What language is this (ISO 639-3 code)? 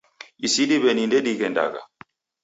dav